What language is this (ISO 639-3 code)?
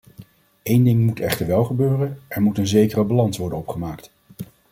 nld